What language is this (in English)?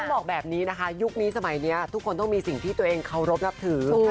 Thai